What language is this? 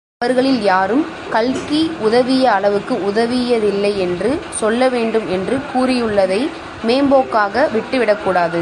Tamil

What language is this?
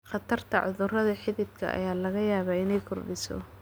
Somali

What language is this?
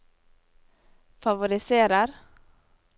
Norwegian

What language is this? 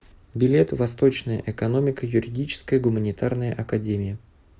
Russian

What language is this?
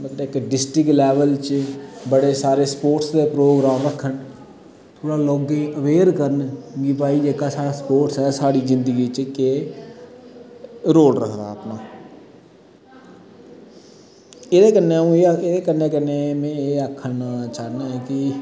Dogri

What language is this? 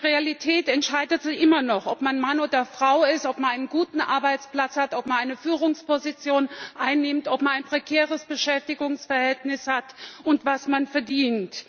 German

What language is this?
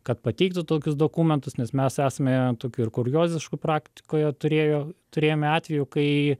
Lithuanian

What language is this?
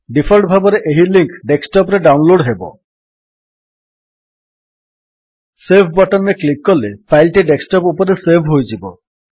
Odia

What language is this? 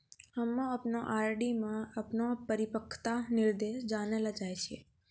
Maithili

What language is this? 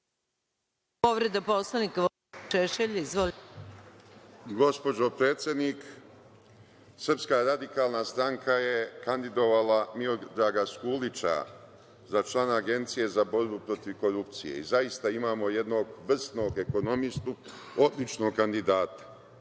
Serbian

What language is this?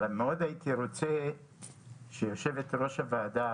Hebrew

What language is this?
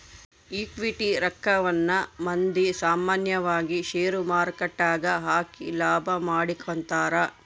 Kannada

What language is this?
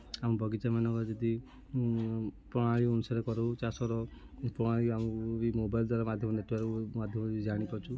Odia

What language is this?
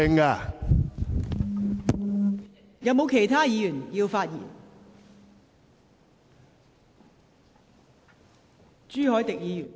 Cantonese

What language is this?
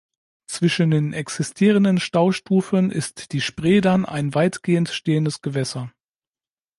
German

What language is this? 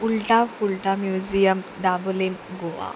Konkani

